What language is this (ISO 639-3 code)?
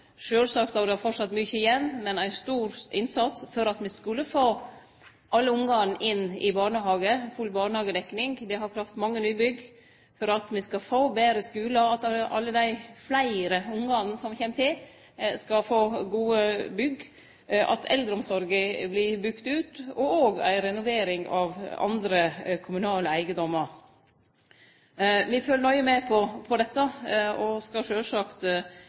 nno